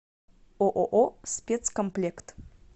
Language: Russian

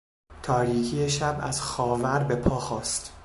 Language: Persian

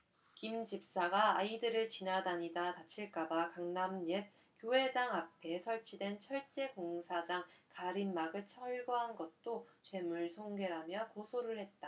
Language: Korean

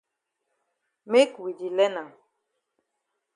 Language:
Cameroon Pidgin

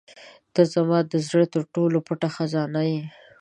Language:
Pashto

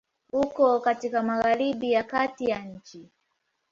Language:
Swahili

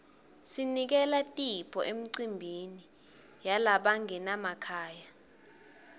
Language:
Swati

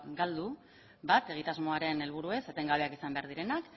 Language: Basque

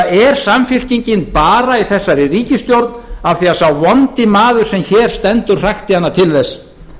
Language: Icelandic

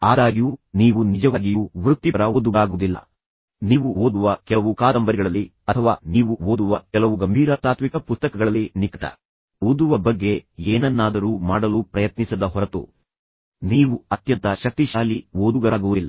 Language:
Kannada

